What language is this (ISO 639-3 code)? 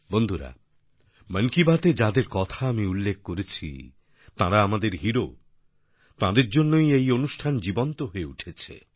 ben